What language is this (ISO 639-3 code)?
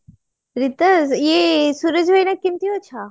ori